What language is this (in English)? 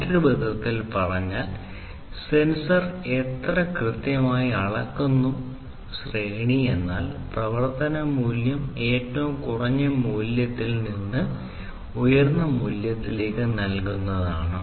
Malayalam